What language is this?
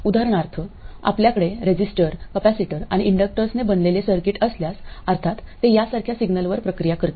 Marathi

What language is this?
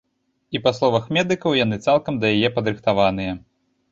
Belarusian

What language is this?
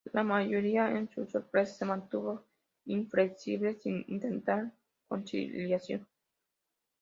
Spanish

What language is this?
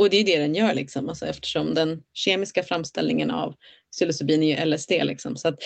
Swedish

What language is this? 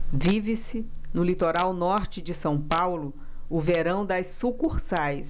Portuguese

